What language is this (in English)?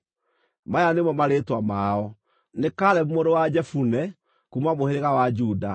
Kikuyu